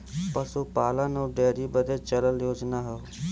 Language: Bhojpuri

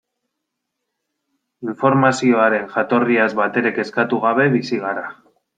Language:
Basque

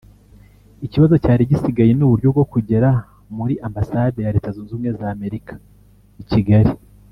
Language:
Kinyarwanda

